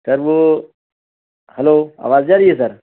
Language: Urdu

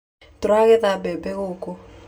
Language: Kikuyu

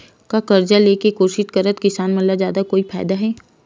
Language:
Chhattisgarhi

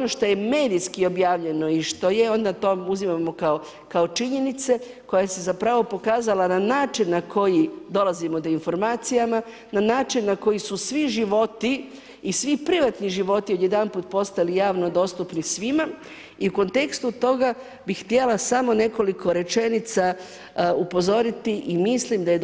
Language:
Croatian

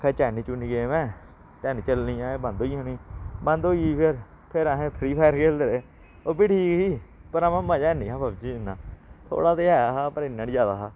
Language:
Dogri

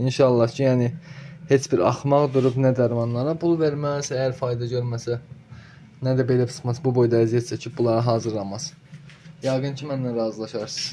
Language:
Turkish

